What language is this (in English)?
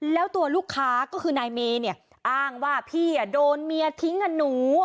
Thai